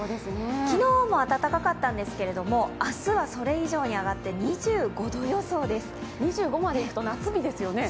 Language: Japanese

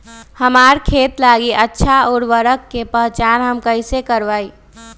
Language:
Magahi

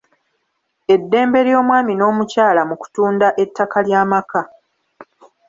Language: Ganda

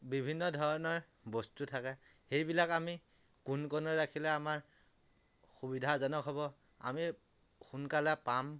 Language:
Assamese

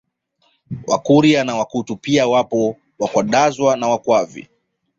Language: Swahili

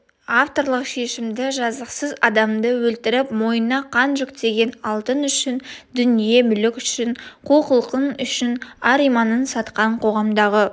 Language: Kazakh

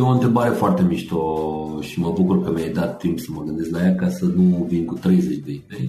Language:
Romanian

